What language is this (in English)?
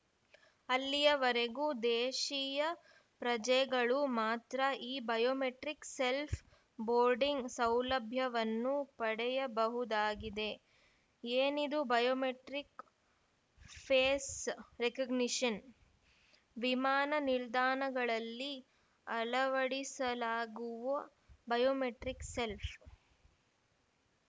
Kannada